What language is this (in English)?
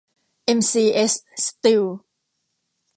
Thai